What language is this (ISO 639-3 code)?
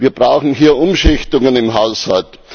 deu